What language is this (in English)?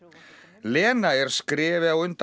Icelandic